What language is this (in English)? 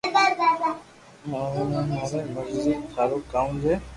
Loarki